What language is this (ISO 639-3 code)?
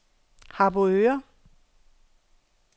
dan